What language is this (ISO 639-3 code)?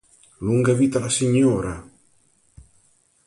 ita